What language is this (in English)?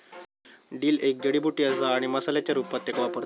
Marathi